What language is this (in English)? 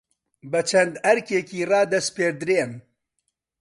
Central Kurdish